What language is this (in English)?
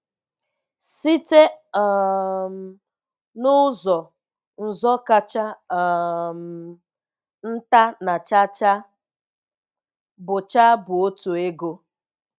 Igbo